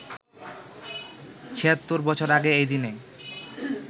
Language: Bangla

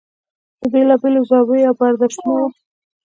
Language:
Pashto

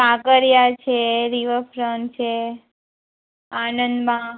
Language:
Gujarati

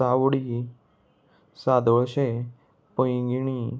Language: Konkani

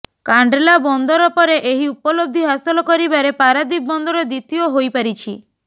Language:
Odia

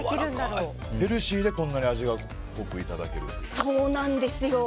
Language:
Japanese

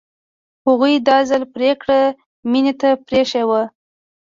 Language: Pashto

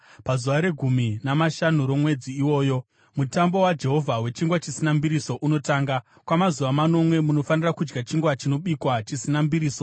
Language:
Shona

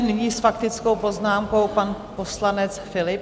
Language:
Czech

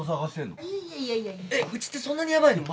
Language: Japanese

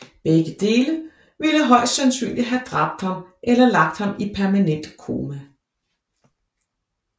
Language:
Danish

